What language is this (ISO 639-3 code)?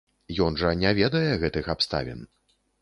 bel